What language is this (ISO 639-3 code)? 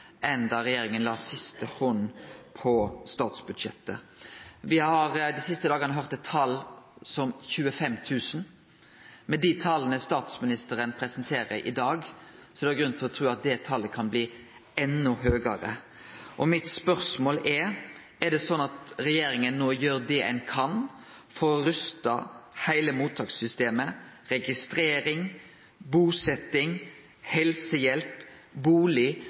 nno